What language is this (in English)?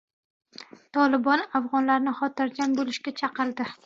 Uzbek